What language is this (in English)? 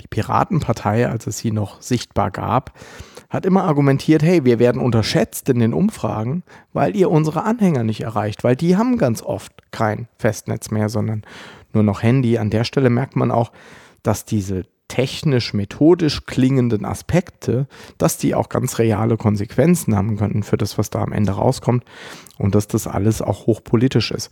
German